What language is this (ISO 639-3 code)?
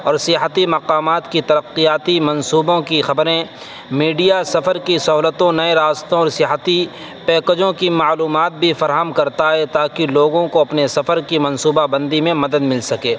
urd